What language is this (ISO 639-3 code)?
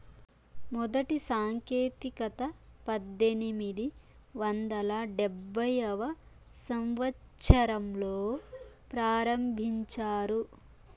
tel